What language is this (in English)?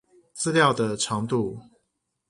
Chinese